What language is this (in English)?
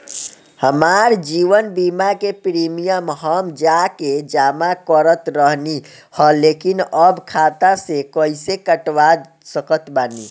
Bhojpuri